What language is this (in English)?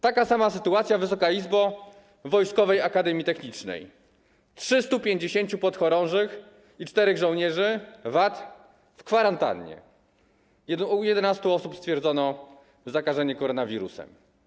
Polish